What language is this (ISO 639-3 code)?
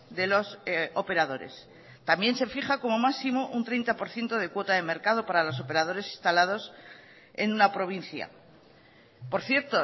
spa